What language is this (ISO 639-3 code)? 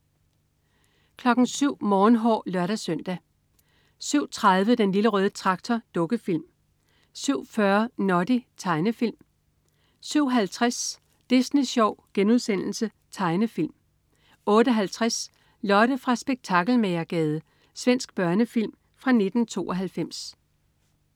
dan